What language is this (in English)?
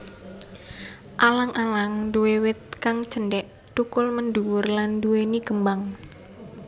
Javanese